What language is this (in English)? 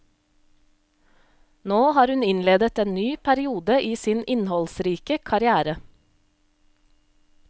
Norwegian